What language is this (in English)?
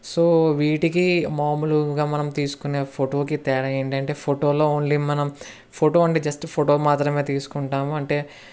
Telugu